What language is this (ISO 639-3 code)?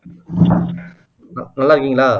tam